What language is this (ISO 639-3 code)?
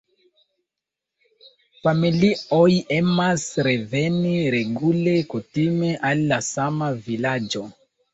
epo